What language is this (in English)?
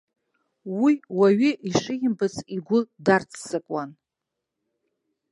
Abkhazian